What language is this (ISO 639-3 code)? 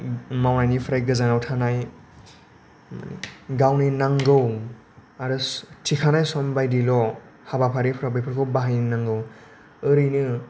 brx